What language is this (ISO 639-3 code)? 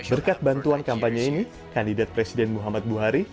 ind